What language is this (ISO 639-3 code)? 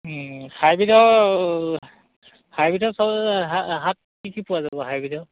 asm